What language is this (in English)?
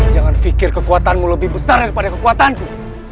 Indonesian